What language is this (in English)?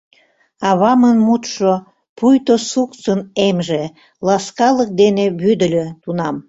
Mari